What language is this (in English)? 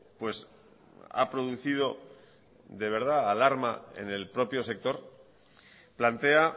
Spanish